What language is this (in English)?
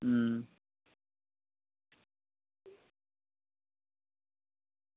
Dogri